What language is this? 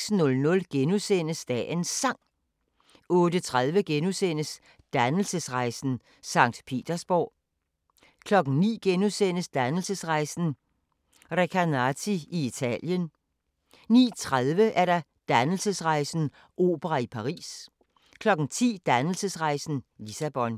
Danish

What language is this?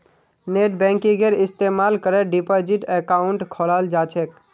Magahi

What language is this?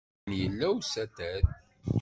Kabyle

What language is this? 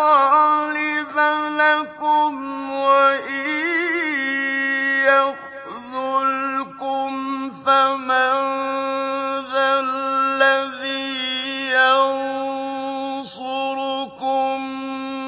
Arabic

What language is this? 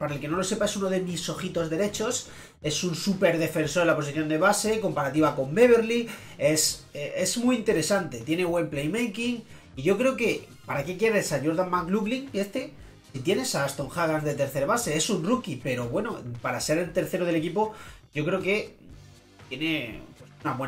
Spanish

